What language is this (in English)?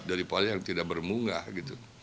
Indonesian